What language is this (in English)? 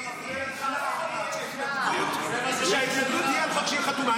Hebrew